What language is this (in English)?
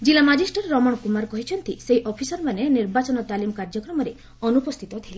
Odia